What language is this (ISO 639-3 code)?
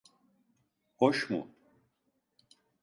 tur